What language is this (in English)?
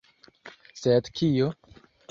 Esperanto